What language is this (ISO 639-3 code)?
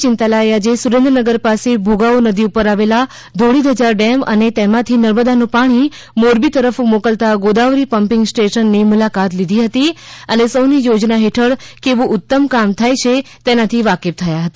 guj